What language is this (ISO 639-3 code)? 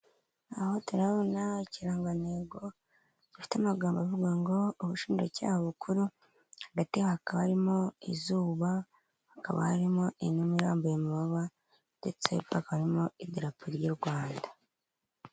kin